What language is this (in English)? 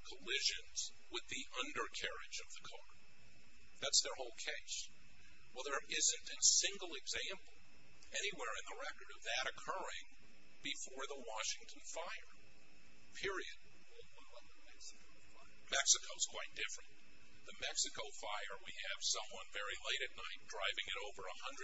English